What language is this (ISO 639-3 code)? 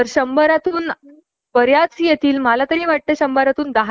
mar